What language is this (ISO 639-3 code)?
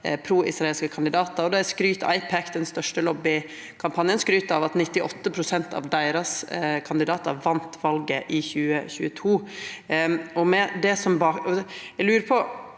nor